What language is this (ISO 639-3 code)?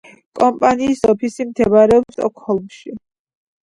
kat